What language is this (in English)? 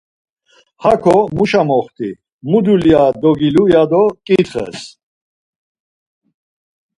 Laz